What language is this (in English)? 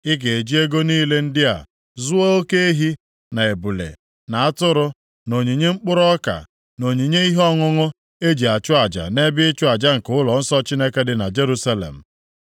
Igbo